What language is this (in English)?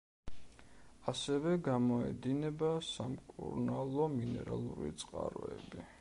Georgian